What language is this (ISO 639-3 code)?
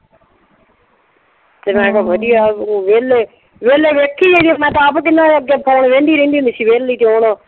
pan